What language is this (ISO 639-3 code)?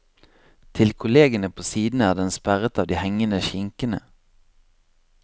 nor